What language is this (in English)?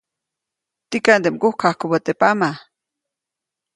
Copainalá Zoque